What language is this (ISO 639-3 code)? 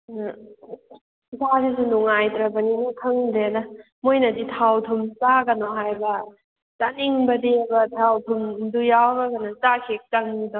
mni